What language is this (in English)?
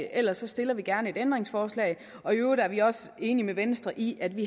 Danish